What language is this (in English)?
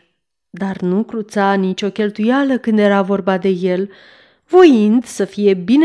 Romanian